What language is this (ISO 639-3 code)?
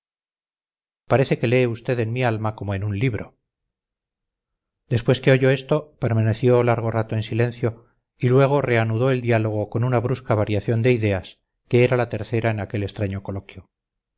spa